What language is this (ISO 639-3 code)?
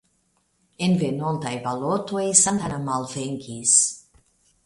epo